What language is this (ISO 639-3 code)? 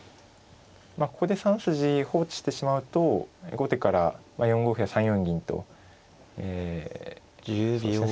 jpn